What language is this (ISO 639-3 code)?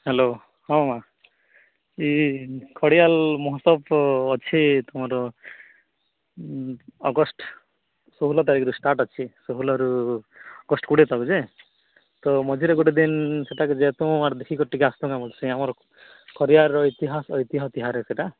ori